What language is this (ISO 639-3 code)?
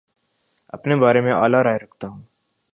urd